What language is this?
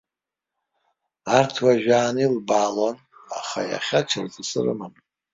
Abkhazian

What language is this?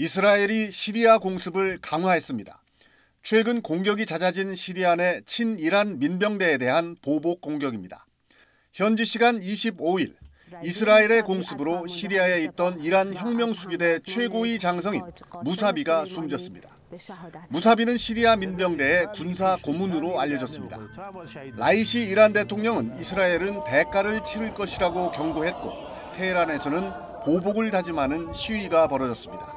Korean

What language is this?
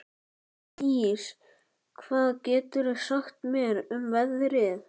Icelandic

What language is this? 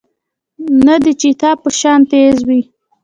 Pashto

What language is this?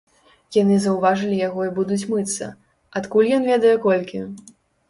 Belarusian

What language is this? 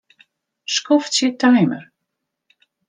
Western Frisian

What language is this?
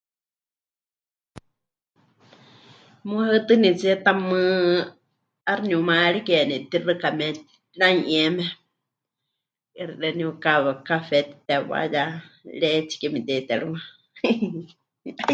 Huichol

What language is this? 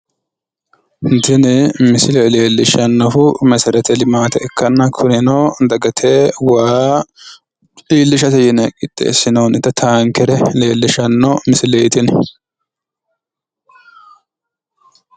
Sidamo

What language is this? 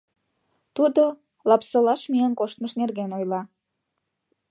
Mari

